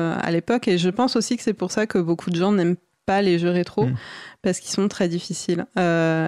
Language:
French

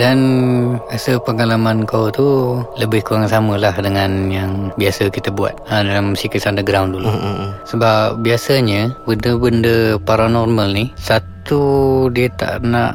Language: Malay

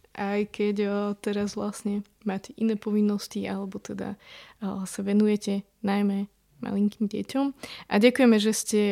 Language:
Slovak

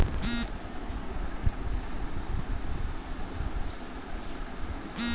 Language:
Chhattisgarhi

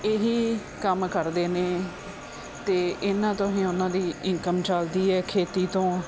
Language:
Punjabi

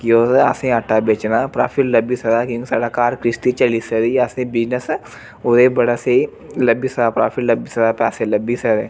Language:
Dogri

